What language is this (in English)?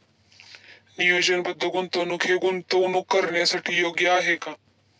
Marathi